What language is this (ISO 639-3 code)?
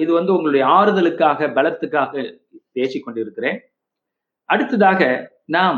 tam